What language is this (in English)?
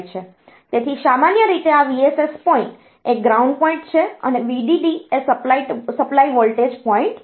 Gujarati